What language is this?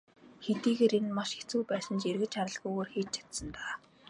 Mongolian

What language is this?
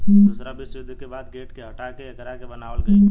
Bhojpuri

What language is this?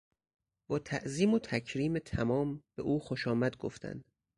Persian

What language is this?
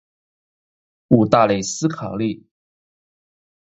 Chinese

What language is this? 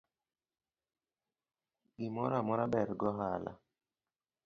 Luo (Kenya and Tanzania)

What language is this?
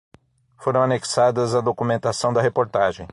Portuguese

